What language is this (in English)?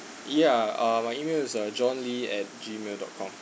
English